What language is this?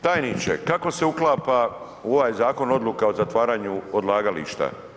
Croatian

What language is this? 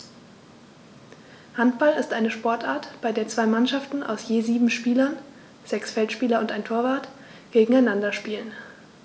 German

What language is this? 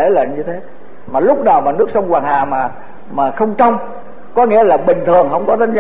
Vietnamese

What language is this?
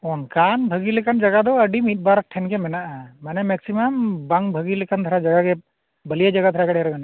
Santali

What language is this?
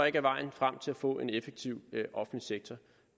Danish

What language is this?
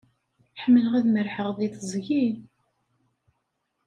Kabyle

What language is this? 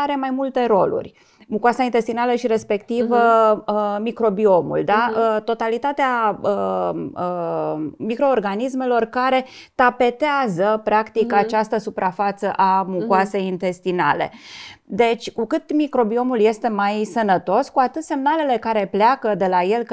Romanian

